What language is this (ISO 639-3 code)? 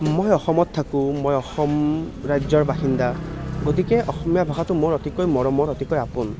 asm